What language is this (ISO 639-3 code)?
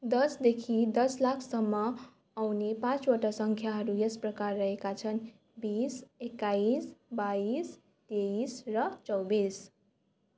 nep